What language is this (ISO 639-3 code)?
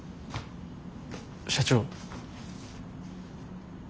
jpn